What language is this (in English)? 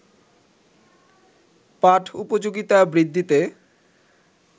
Bangla